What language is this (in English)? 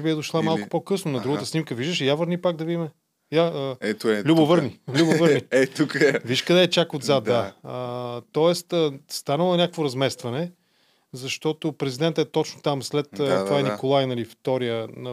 Bulgarian